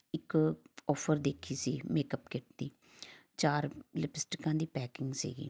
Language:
Punjabi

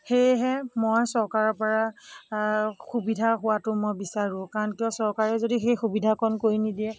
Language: Assamese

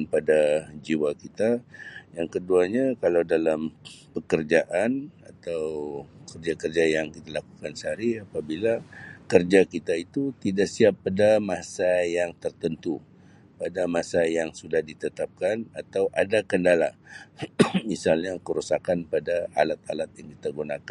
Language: Sabah Malay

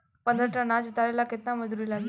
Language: Bhojpuri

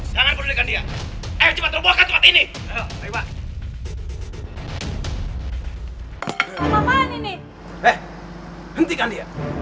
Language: Indonesian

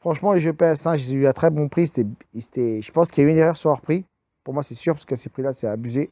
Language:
French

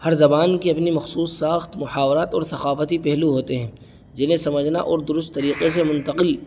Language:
Urdu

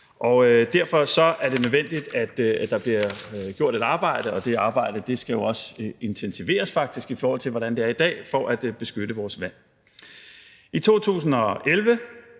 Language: Danish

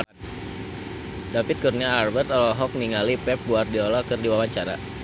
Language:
Sundanese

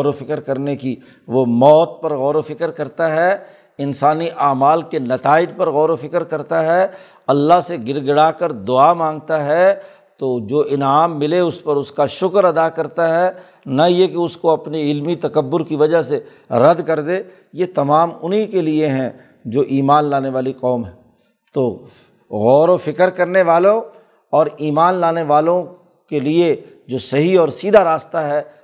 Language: Urdu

